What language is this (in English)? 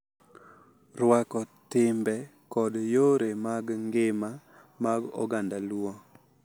Luo (Kenya and Tanzania)